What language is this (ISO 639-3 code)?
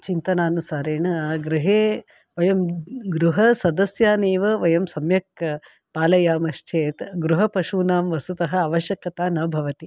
san